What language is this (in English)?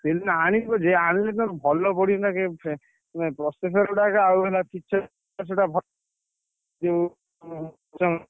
Odia